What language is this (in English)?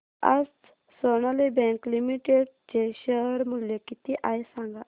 Marathi